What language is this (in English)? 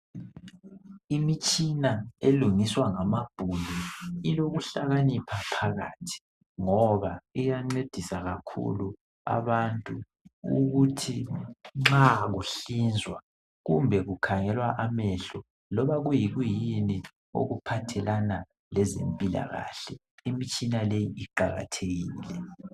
North Ndebele